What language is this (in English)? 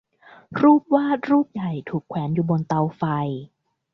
Thai